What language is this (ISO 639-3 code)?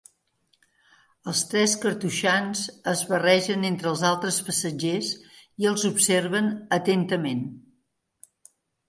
cat